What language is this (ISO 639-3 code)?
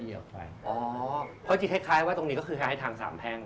tha